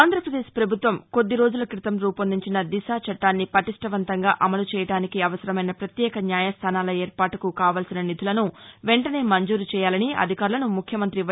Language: Telugu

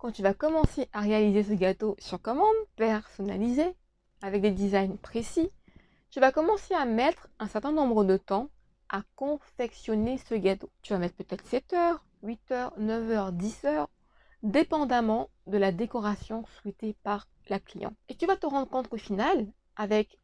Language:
French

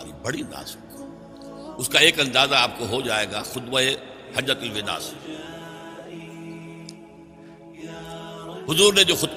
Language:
Urdu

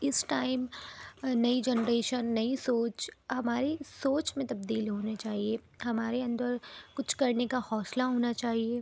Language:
Urdu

